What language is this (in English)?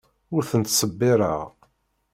Kabyle